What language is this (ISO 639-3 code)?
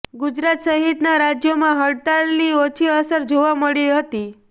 guj